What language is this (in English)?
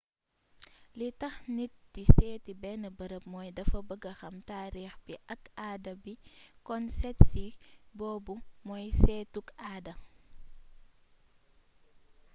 Wolof